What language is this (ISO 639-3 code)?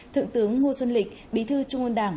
vie